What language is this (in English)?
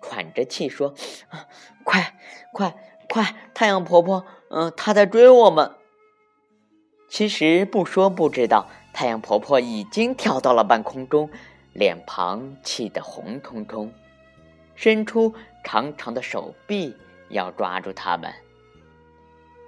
Chinese